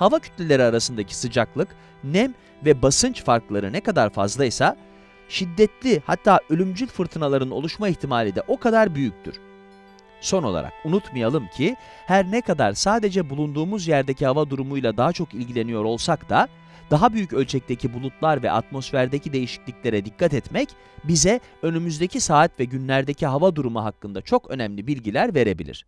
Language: Turkish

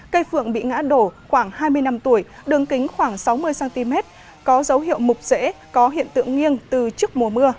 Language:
Vietnamese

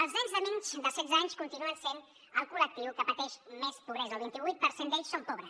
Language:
Catalan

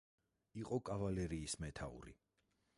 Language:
Georgian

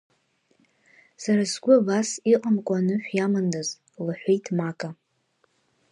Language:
Abkhazian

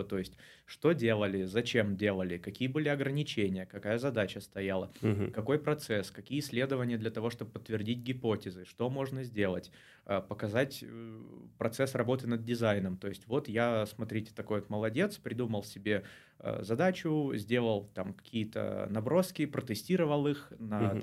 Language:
Russian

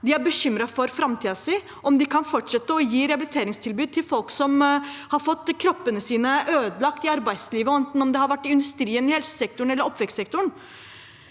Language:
Norwegian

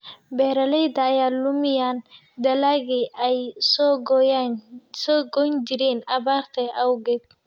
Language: Somali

